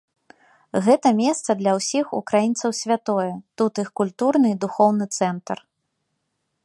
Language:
Belarusian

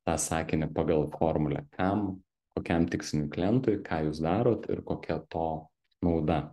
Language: Lithuanian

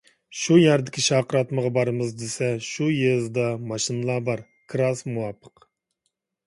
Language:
Uyghur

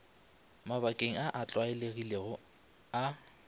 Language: Northern Sotho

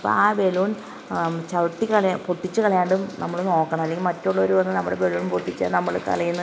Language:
Malayalam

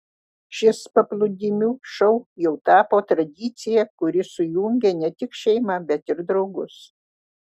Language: Lithuanian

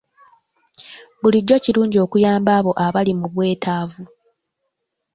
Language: Ganda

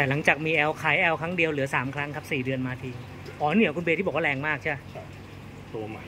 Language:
Thai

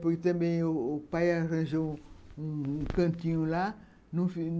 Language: Portuguese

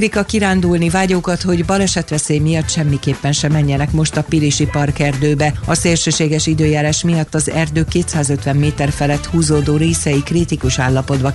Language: Hungarian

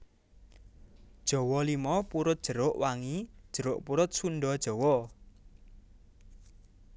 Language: Javanese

